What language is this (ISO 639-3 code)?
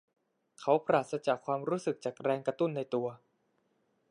tha